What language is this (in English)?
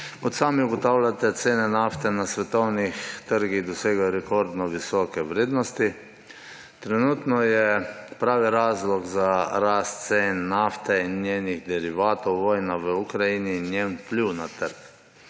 Slovenian